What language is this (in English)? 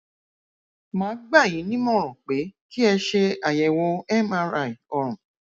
Yoruba